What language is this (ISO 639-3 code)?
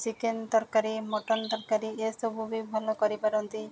ori